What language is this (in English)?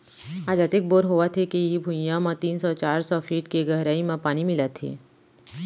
Chhattisgarhi